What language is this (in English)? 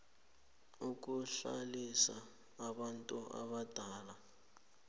South Ndebele